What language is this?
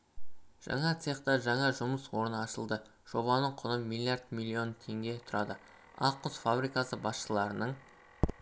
Kazakh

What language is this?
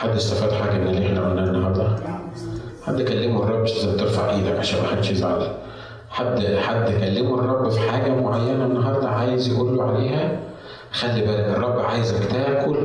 Arabic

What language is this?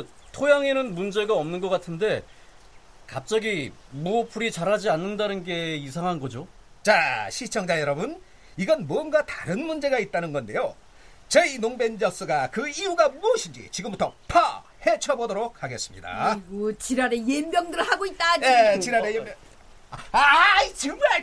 Korean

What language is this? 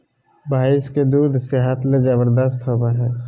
Magahi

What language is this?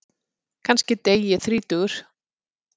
Icelandic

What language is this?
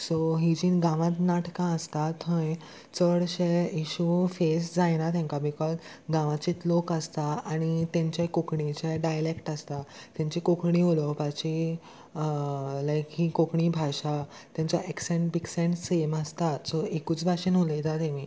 Konkani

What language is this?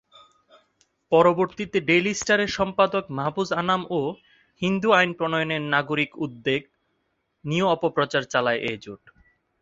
Bangla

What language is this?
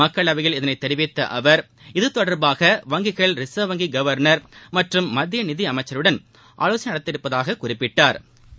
Tamil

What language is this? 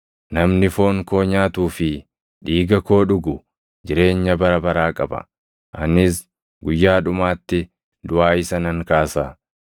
Oromo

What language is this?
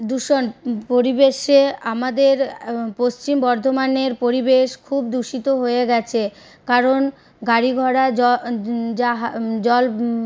Bangla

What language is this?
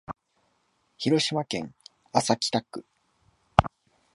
Japanese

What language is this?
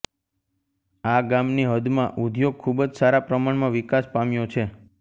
Gujarati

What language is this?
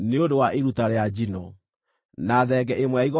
Kikuyu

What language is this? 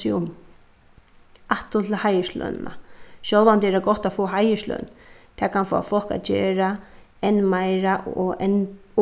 Faroese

